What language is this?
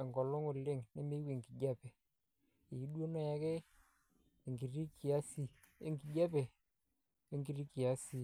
Masai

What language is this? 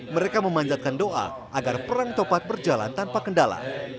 Indonesian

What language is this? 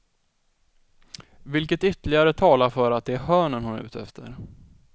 Swedish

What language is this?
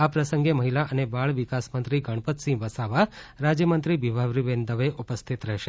Gujarati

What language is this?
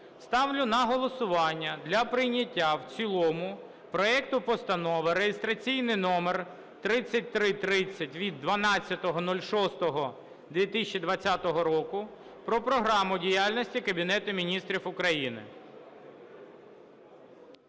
Ukrainian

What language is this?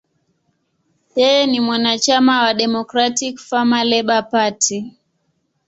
Swahili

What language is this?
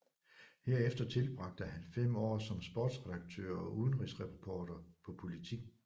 Danish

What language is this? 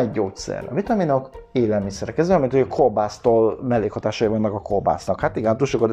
Hungarian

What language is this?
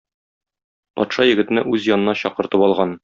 Tatar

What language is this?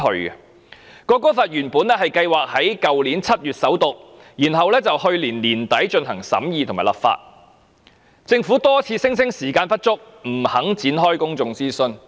Cantonese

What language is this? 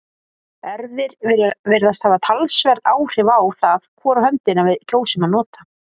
Icelandic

